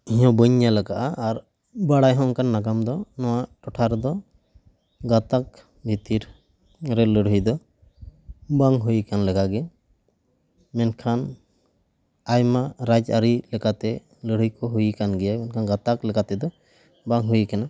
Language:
Santali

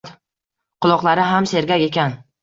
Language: Uzbek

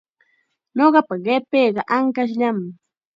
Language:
Chiquián Ancash Quechua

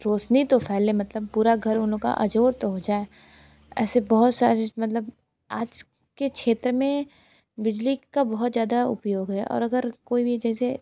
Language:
Hindi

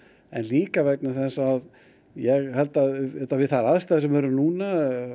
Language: Icelandic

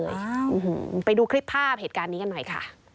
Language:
Thai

